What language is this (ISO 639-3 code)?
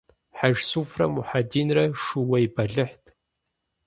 kbd